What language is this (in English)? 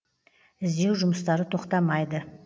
Kazakh